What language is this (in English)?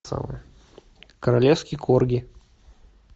Russian